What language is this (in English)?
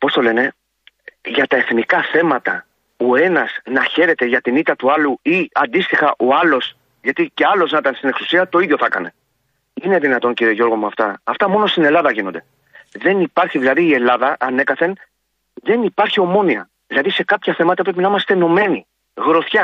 Greek